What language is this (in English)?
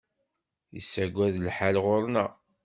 Kabyle